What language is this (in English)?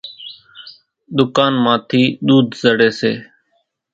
Kachi Koli